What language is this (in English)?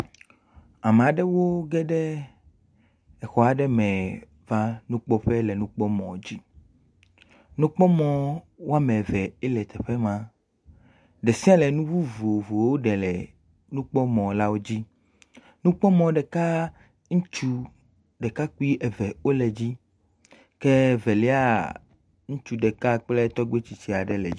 Ewe